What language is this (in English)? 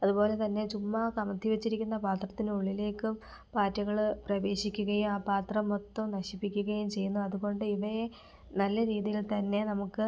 Malayalam